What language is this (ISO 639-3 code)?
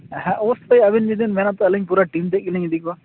sat